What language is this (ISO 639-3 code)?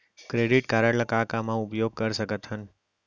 hne